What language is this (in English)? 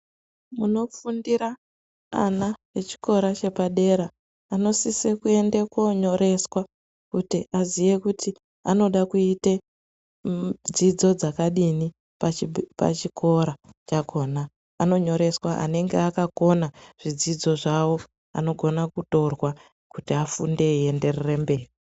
Ndau